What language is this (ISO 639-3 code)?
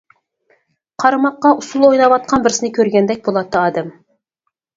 uig